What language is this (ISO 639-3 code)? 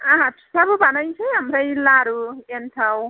brx